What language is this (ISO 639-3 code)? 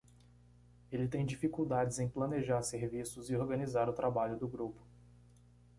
por